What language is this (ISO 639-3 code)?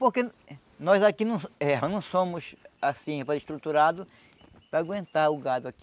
por